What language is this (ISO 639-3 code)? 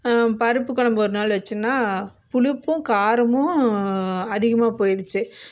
tam